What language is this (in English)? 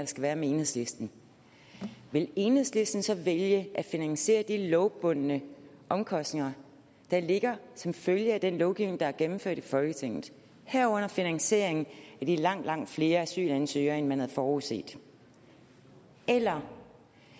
Danish